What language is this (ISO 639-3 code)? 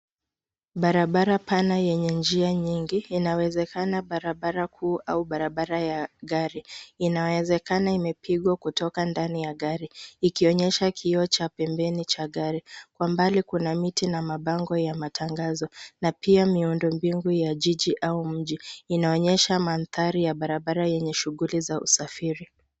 swa